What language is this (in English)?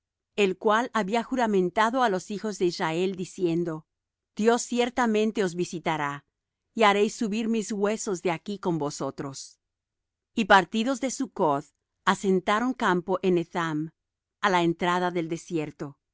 Spanish